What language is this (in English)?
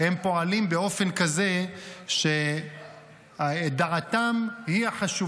Hebrew